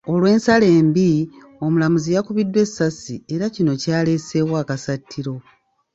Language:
Ganda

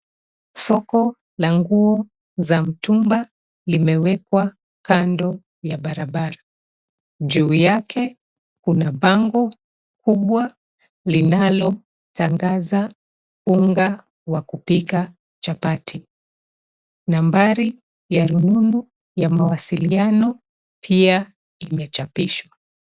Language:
Swahili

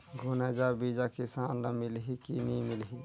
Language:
Chhattisgarhi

